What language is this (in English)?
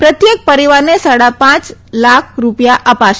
Gujarati